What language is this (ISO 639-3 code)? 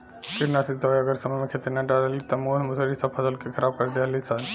bho